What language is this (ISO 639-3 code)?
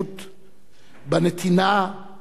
heb